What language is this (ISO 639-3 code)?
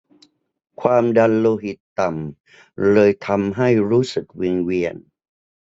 tha